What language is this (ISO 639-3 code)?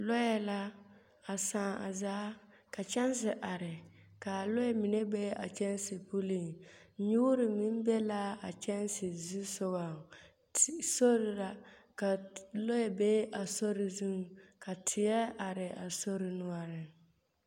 dga